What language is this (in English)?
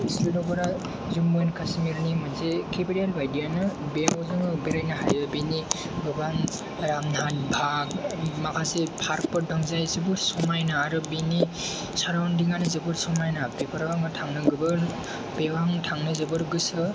Bodo